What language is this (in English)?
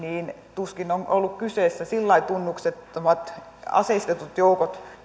Finnish